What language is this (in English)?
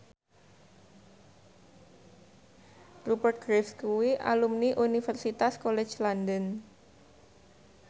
Javanese